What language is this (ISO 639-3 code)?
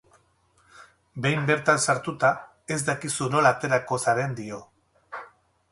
eus